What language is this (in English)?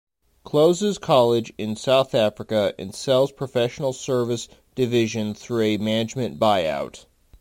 English